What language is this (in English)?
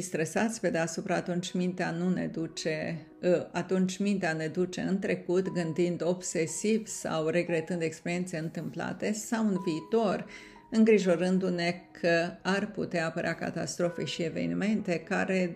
Romanian